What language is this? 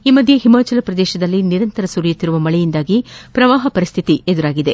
Kannada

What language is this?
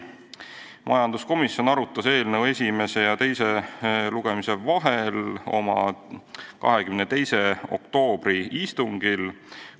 Estonian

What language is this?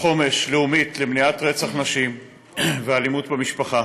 Hebrew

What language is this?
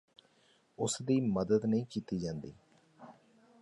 Punjabi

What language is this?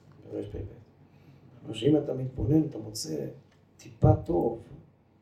Hebrew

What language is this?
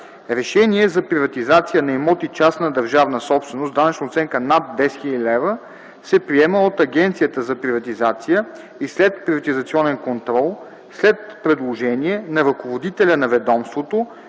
Bulgarian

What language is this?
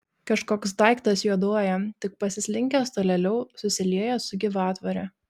Lithuanian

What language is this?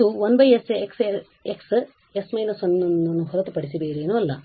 Kannada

